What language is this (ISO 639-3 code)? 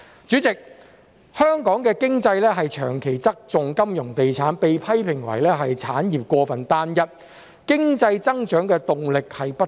yue